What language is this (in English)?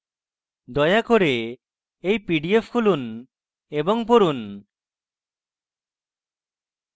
Bangla